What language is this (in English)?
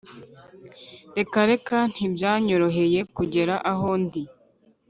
Kinyarwanda